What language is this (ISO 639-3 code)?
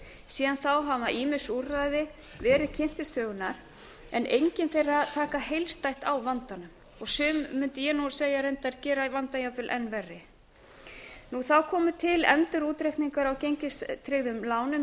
isl